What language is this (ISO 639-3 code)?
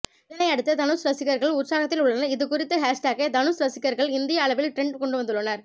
tam